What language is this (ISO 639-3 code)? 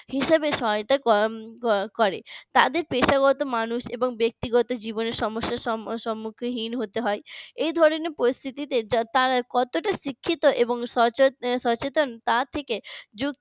ben